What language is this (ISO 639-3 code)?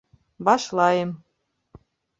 bak